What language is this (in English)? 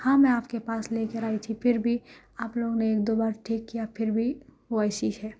Urdu